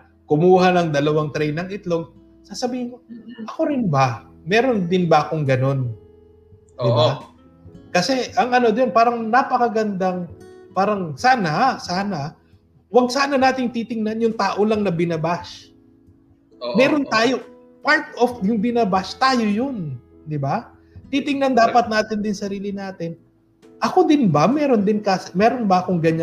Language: Filipino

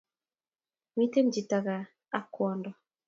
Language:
Kalenjin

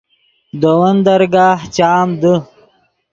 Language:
Yidgha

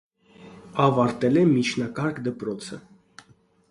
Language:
Armenian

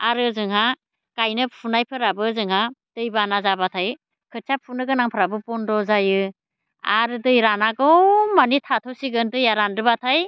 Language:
Bodo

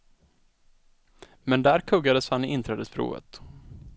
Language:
Swedish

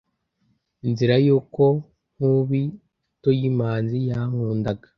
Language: Kinyarwanda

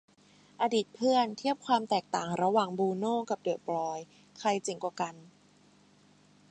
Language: Thai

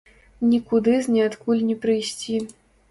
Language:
Belarusian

